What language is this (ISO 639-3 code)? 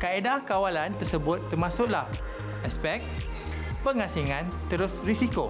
msa